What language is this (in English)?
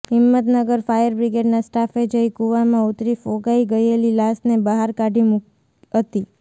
Gujarati